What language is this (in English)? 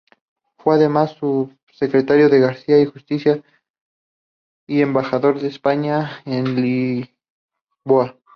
Spanish